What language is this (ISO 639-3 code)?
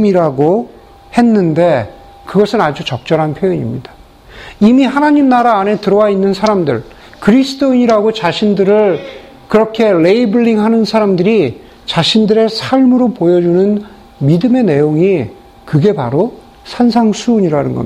kor